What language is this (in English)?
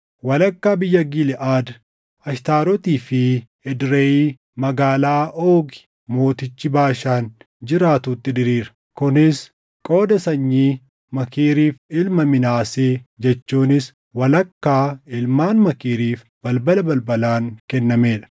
Oromo